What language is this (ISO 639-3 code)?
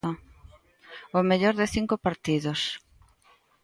glg